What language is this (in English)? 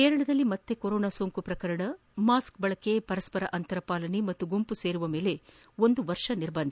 Kannada